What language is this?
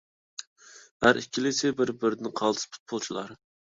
Uyghur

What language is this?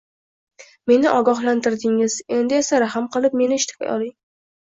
Uzbek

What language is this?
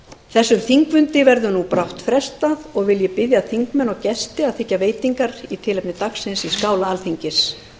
Icelandic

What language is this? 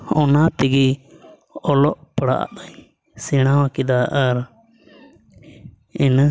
Santali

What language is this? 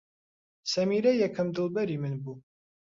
Central Kurdish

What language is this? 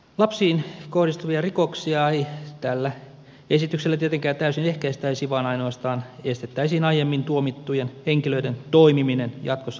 Finnish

